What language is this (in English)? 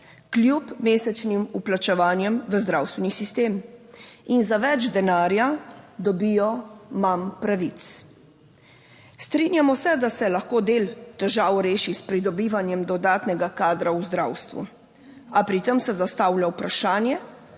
Slovenian